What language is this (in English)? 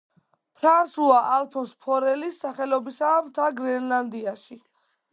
Georgian